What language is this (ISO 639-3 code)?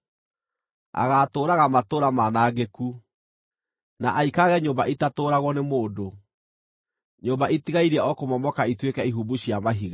kik